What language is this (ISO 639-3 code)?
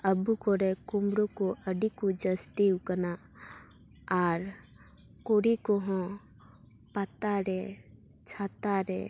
sat